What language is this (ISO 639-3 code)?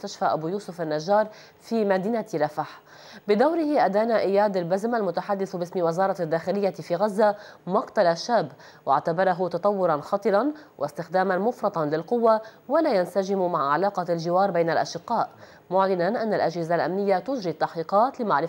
ara